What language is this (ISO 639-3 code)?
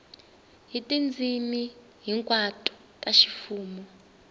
tso